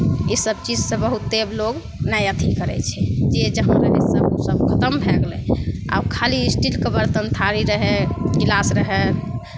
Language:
Maithili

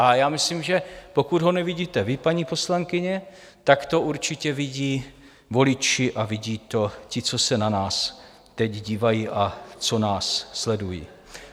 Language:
Czech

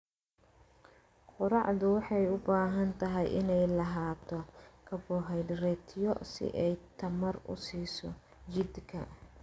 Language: Somali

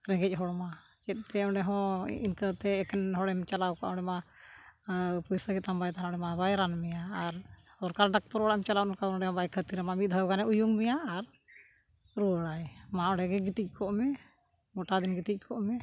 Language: Santali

